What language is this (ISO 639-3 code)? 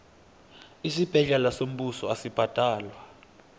nbl